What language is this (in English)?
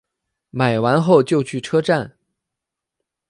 Chinese